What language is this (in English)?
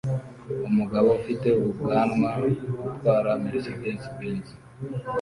Kinyarwanda